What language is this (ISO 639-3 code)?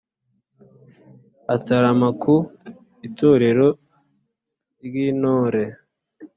kin